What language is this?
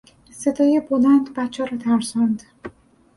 Persian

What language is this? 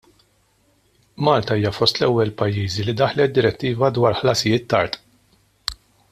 Maltese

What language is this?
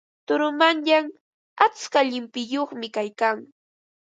Ambo-Pasco Quechua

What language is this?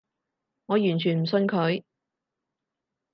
Cantonese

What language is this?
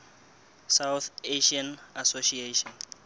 Southern Sotho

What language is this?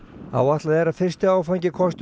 Icelandic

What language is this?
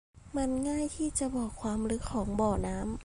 Thai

